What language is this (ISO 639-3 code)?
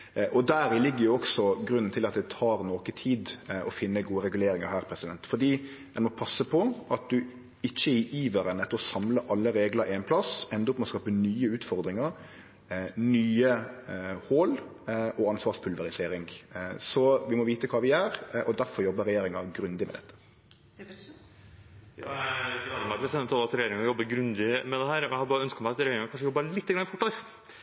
nor